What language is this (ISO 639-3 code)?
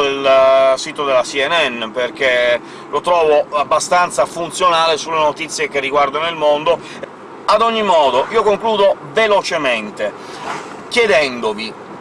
ita